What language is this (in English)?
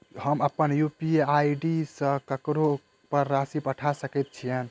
Maithili